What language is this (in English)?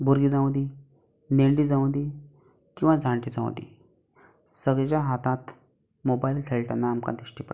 Konkani